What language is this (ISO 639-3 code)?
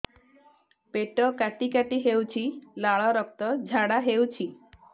ori